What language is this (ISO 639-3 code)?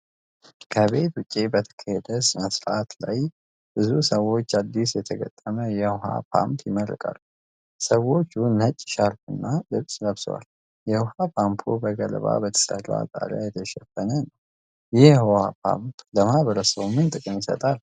amh